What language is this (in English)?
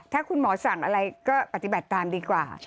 Thai